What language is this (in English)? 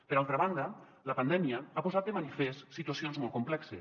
Catalan